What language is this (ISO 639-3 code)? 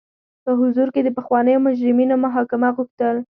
pus